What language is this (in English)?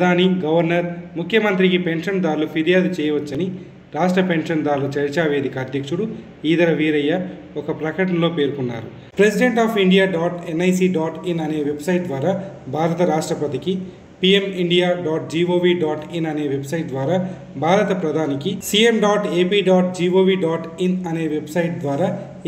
Romanian